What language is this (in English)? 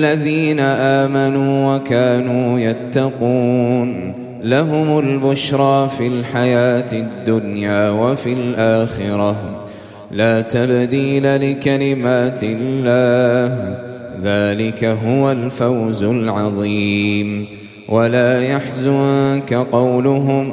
Arabic